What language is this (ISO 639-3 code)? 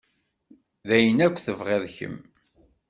kab